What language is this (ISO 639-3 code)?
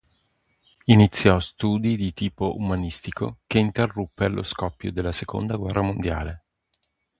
ita